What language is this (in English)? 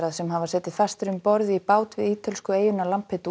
Icelandic